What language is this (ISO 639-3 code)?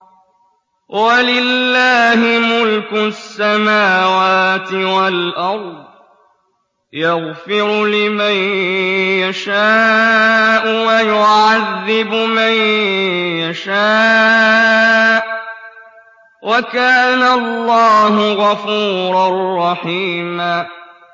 ara